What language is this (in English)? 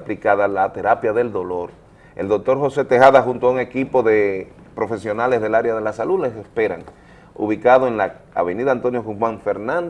Spanish